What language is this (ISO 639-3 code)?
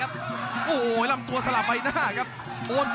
tha